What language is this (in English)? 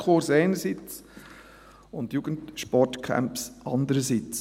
Swiss German